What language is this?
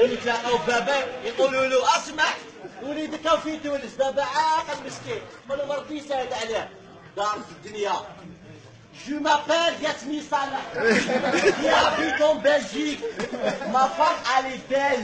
Arabic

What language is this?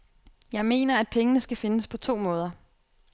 Danish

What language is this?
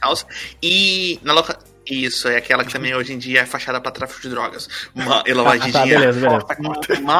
Portuguese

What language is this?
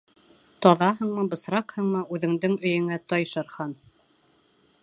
Bashkir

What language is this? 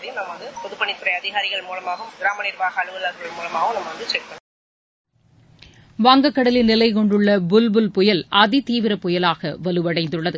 Tamil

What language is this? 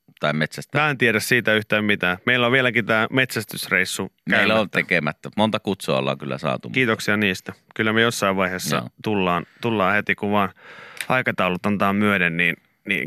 Finnish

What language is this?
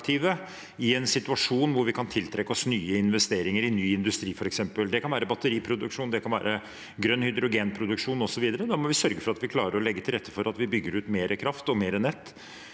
Norwegian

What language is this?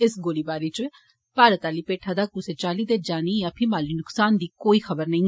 Dogri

